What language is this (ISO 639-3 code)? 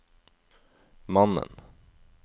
nor